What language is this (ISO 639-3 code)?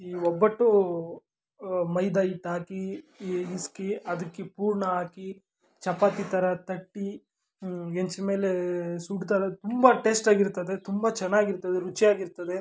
kan